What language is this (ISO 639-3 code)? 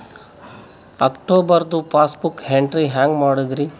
kan